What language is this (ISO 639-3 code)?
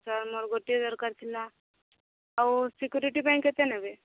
ori